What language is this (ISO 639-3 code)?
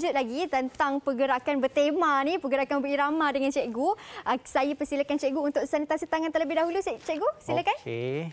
msa